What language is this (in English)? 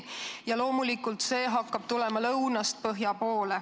Estonian